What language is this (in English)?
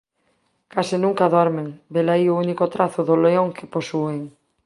Galician